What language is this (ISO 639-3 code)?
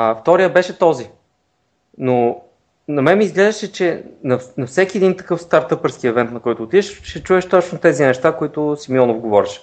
bul